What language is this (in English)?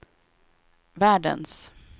Swedish